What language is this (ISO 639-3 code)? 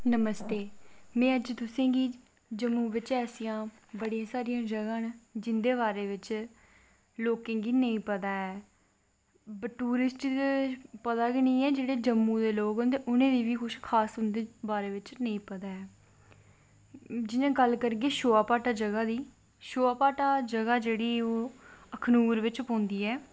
doi